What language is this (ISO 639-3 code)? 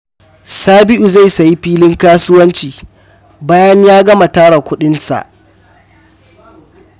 hau